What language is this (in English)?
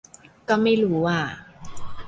Thai